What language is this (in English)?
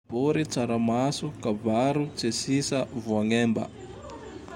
Tandroy-Mahafaly Malagasy